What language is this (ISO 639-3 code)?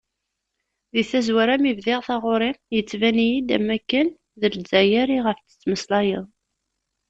kab